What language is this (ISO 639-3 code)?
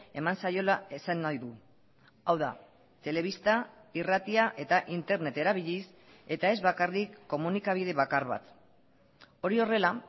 eus